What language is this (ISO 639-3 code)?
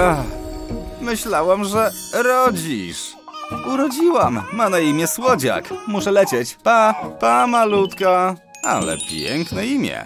pol